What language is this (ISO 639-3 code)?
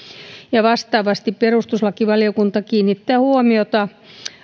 fin